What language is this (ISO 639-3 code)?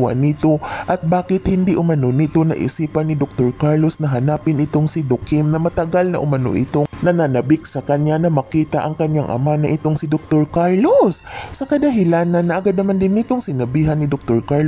fil